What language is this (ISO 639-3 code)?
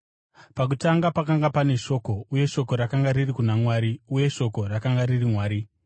sna